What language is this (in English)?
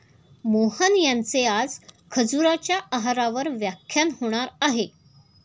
Marathi